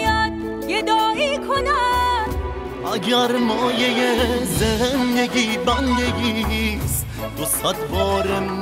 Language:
Persian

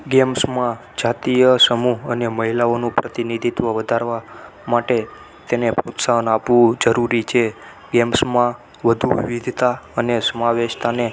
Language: Gujarati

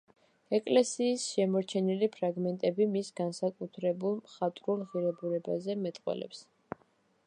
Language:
Georgian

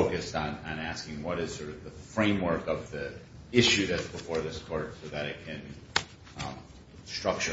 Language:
English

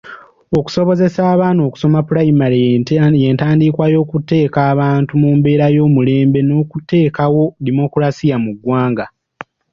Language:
Ganda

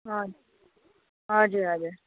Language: Nepali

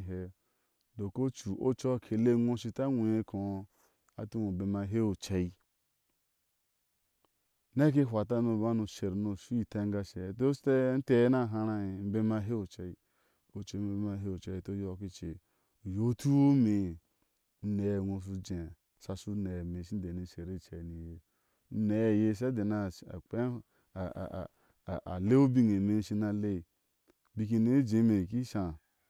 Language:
Ashe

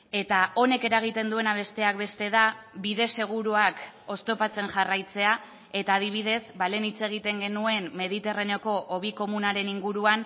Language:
Basque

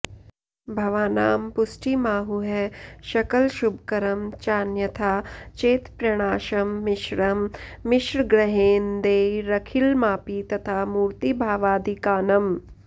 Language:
Sanskrit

